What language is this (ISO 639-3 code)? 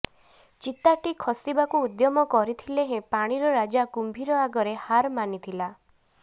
ori